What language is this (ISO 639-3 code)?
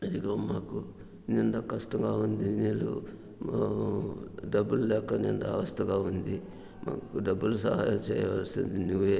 tel